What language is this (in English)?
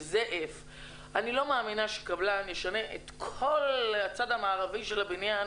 Hebrew